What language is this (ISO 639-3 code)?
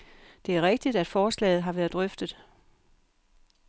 dan